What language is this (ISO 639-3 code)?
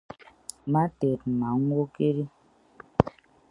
ibb